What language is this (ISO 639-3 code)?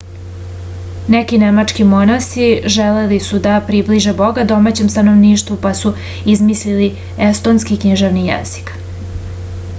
srp